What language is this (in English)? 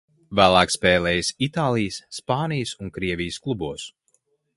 Latvian